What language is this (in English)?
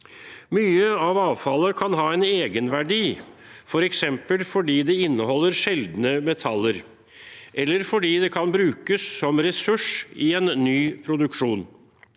Norwegian